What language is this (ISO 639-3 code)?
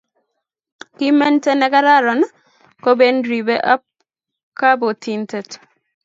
kln